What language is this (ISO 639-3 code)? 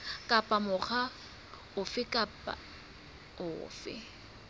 sot